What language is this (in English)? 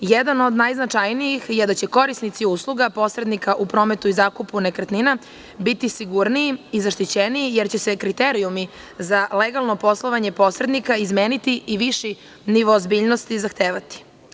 Serbian